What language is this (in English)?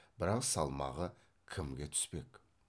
Kazakh